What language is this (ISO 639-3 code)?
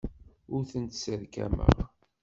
kab